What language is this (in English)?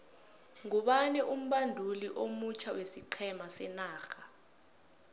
South Ndebele